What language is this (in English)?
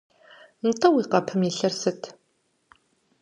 Kabardian